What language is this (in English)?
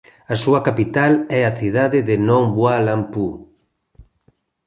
Galician